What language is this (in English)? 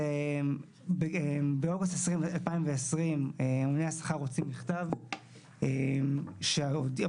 Hebrew